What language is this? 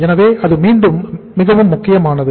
Tamil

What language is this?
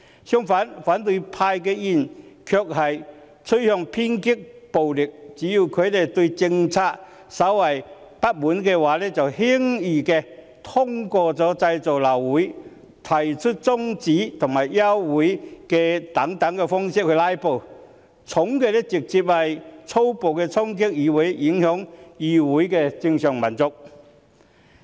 Cantonese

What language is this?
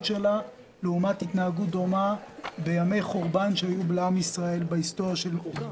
Hebrew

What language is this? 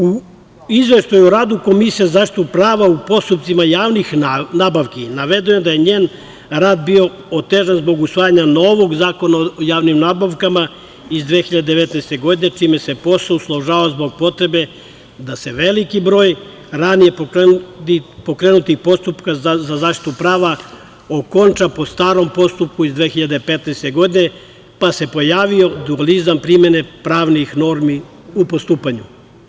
Serbian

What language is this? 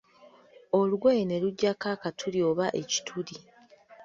Ganda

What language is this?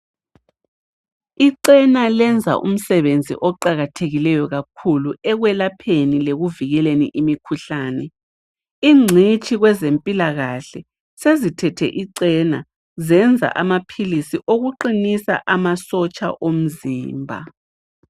North Ndebele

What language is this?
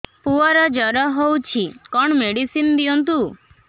Odia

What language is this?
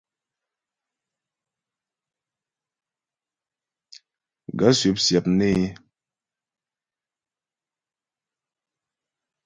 Ghomala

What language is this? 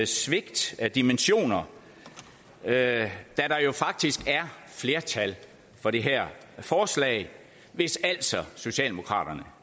Danish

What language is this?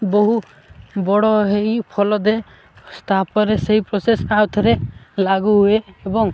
Odia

